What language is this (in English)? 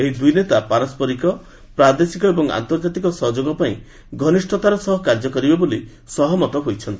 Odia